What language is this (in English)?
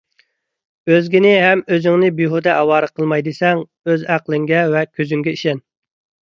Uyghur